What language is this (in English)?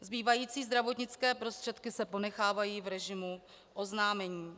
Czech